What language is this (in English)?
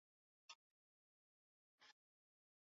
Swahili